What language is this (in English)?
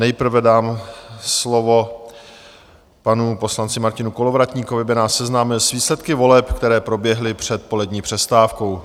Czech